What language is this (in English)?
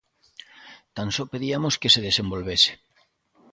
Galician